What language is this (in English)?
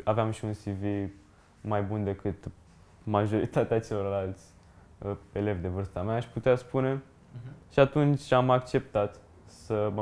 Romanian